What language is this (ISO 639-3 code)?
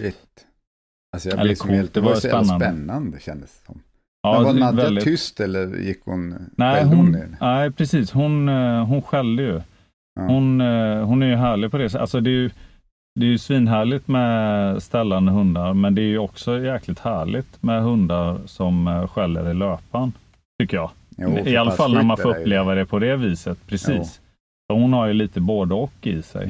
swe